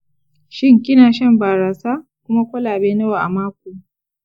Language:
Hausa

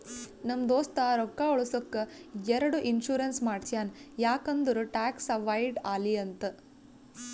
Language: Kannada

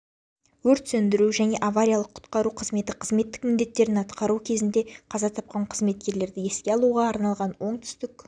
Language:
Kazakh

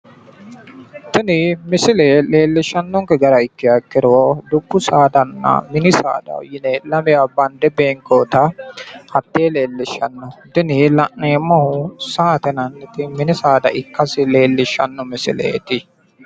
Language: Sidamo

